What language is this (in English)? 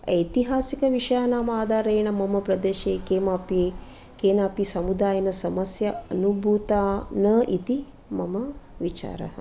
Sanskrit